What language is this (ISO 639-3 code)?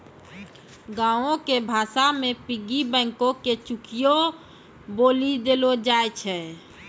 mai